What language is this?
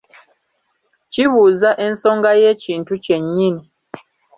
Ganda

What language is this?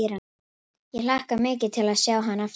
Icelandic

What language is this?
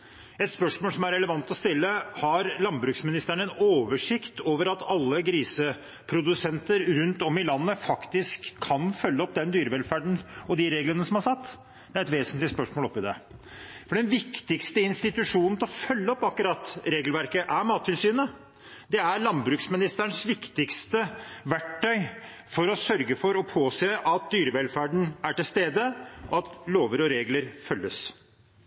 Norwegian Bokmål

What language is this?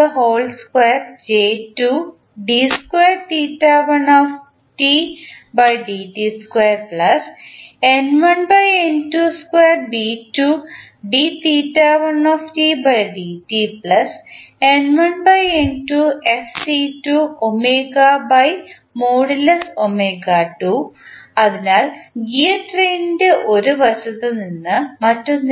Malayalam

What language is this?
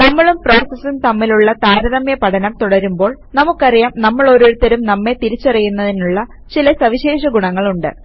Malayalam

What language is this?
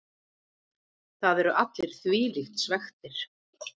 Icelandic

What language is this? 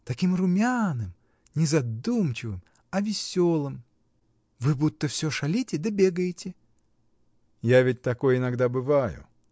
Russian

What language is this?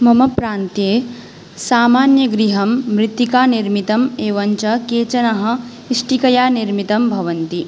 Sanskrit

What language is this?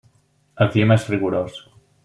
Catalan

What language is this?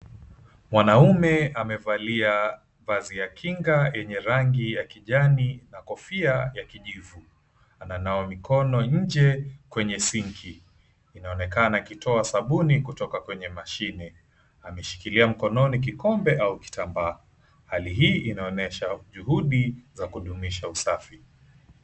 Swahili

